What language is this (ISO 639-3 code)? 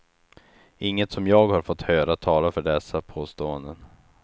swe